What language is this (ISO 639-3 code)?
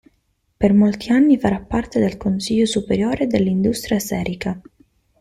ita